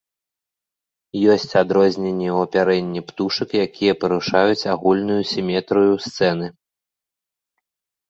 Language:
Belarusian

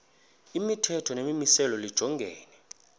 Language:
Xhosa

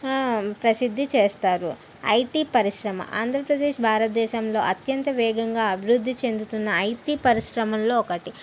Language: Telugu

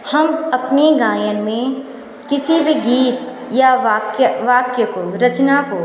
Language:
Hindi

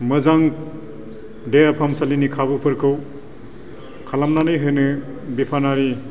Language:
Bodo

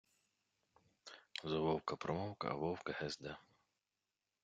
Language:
Ukrainian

